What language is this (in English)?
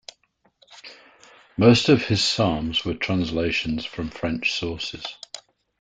English